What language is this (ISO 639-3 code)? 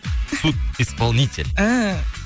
kaz